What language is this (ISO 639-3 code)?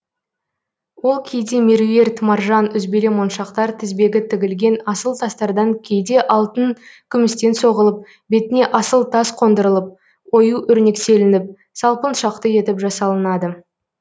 kaz